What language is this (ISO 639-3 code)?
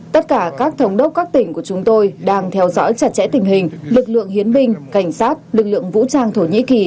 vie